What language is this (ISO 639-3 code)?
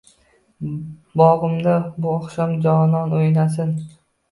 uzb